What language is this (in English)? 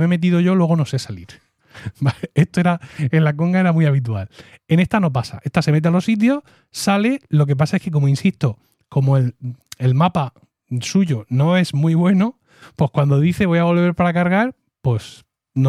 Spanish